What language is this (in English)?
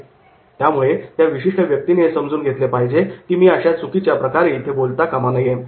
Marathi